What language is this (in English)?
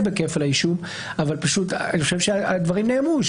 Hebrew